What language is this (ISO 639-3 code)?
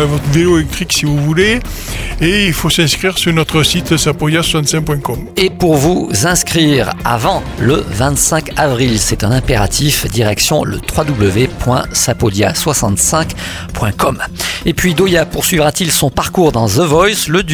fra